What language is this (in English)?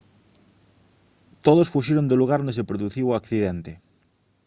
Galician